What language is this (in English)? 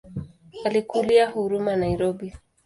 Swahili